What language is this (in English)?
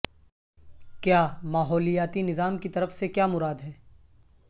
Urdu